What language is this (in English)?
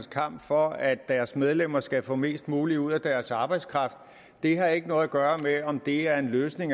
Danish